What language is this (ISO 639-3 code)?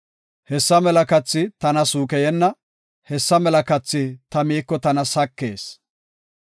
gof